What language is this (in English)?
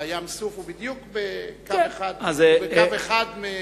Hebrew